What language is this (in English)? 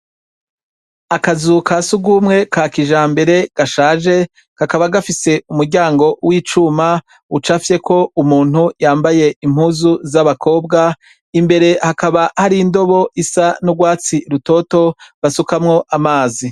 Rundi